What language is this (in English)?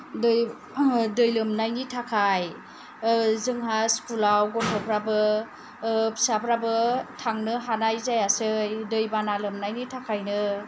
Bodo